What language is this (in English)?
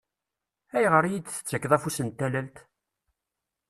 Kabyle